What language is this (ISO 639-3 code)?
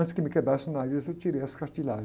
por